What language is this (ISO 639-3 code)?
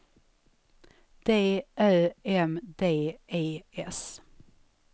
swe